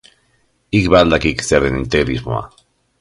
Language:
Basque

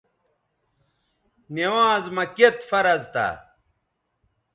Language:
Bateri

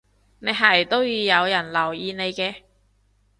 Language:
Cantonese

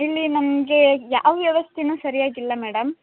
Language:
Kannada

